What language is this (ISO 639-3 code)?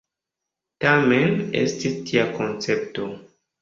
epo